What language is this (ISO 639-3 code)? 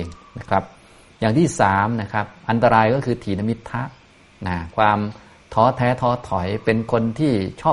tha